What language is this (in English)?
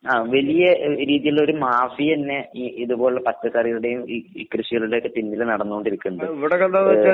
Malayalam